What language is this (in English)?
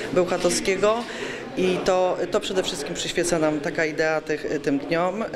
Polish